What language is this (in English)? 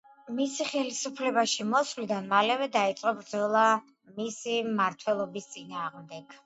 Georgian